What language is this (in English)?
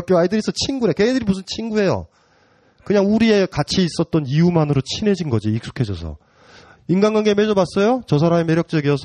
Korean